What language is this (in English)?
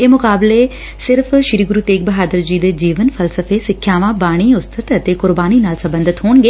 Punjabi